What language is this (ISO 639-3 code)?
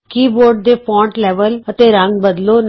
pan